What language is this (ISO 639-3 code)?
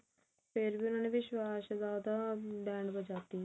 pan